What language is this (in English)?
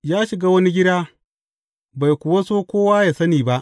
Hausa